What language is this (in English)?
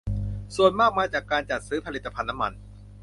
Thai